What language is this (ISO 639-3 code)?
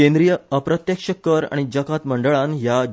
kok